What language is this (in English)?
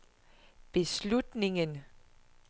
Danish